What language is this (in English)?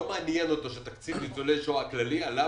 Hebrew